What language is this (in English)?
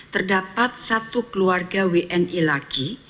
Indonesian